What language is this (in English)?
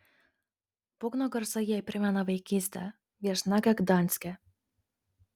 Lithuanian